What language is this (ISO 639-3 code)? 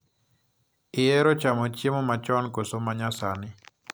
luo